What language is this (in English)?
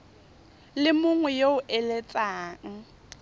Tswana